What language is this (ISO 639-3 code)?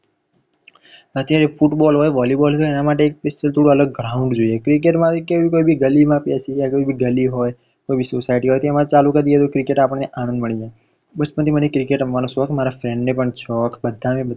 guj